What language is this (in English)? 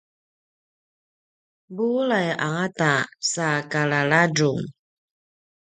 Paiwan